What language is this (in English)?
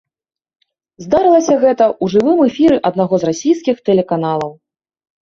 Belarusian